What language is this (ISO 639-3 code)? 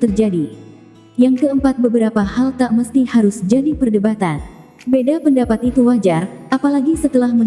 ind